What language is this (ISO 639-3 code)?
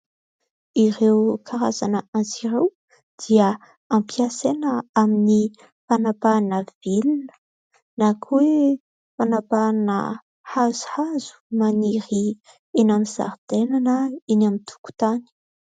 mlg